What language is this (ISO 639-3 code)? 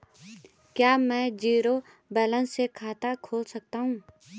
hin